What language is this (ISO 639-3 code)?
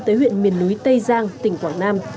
vie